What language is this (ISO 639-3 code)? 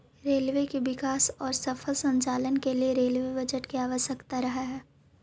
mag